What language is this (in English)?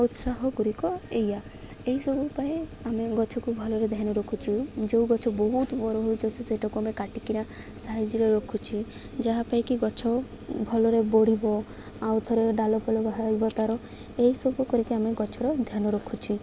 Odia